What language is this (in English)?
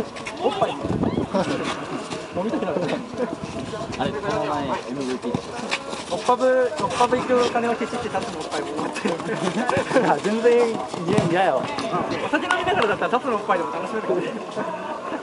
Japanese